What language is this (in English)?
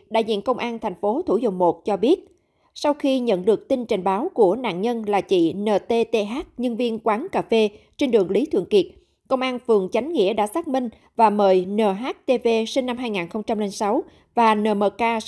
Vietnamese